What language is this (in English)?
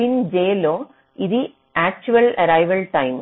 Telugu